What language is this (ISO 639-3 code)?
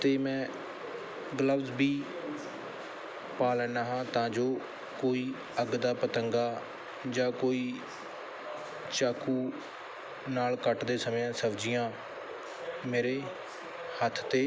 pan